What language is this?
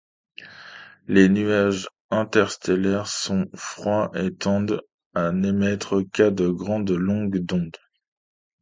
French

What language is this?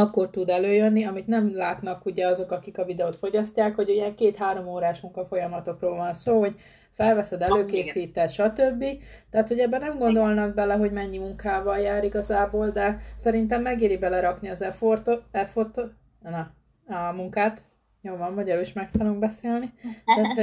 Hungarian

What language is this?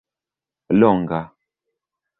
Esperanto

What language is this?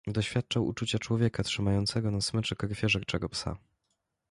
Polish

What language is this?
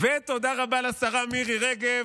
Hebrew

